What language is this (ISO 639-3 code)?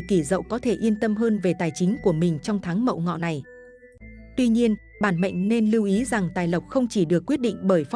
vie